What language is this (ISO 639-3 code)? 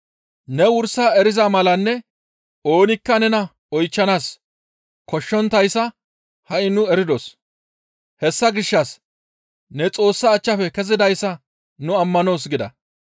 gmv